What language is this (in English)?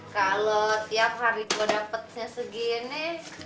Indonesian